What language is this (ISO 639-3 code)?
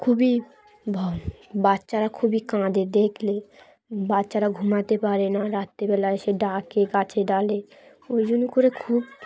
ben